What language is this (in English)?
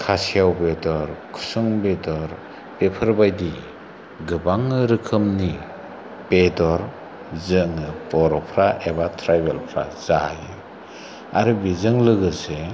Bodo